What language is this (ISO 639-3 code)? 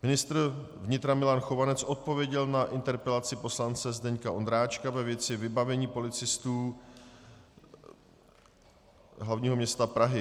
ces